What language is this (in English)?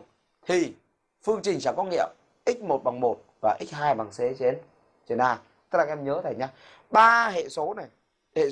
Vietnamese